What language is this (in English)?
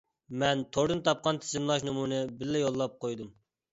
Uyghur